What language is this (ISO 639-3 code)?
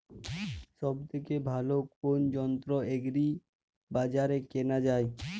ben